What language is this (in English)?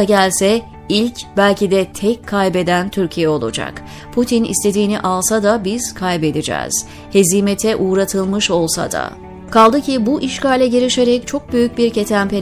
Turkish